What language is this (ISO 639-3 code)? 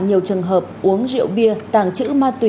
vie